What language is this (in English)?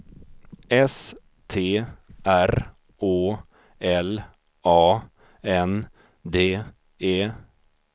Swedish